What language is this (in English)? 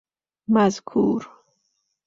Persian